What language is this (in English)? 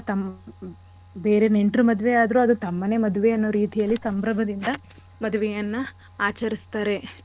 Kannada